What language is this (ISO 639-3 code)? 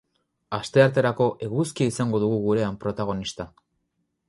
eus